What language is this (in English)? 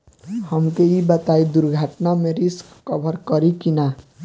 Bhojpuri